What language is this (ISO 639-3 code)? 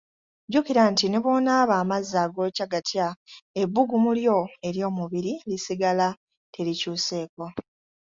lug